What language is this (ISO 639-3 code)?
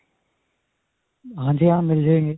pan